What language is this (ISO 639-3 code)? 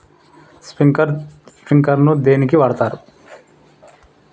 tel